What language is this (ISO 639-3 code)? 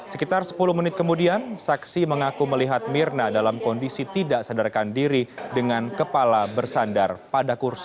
ind